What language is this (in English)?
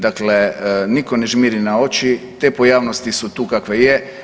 Croatian